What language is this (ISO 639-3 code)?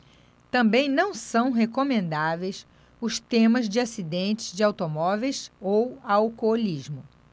por